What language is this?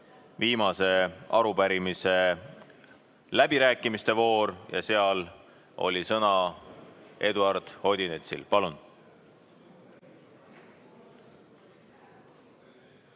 Estonian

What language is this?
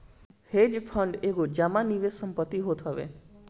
Bhojpuri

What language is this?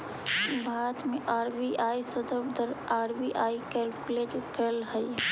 Magahi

